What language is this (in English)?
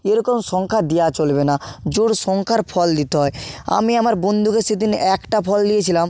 Bangla